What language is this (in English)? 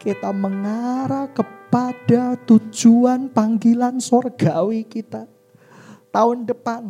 Indonesian